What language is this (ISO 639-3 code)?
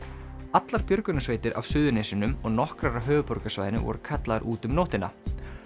isl